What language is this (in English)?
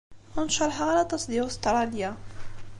Kabyle